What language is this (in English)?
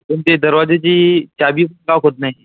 Marathi